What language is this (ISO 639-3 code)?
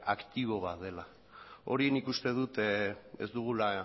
eus